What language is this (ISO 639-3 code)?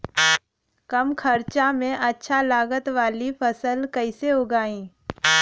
bho